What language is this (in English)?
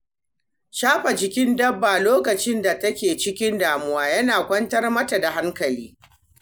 Hausa